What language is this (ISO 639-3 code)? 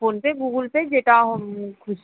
ben